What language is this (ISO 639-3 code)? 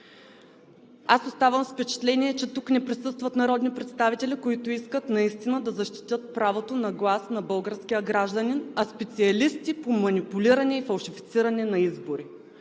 bul